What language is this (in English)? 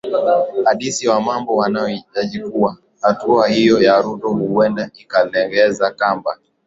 Swahili